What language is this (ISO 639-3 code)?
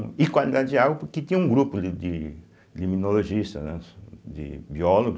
por